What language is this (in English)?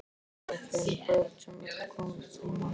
Icelandic